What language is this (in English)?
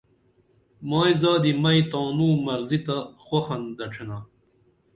Dameli